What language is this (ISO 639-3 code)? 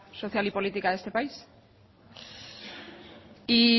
spa